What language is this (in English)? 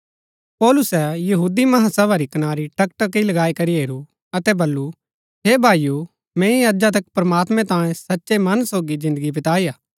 Gaddi